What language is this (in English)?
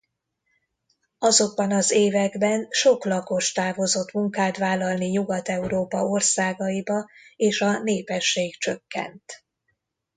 Hungarian